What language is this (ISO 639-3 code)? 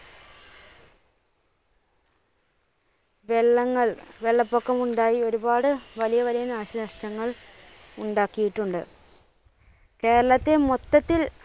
mal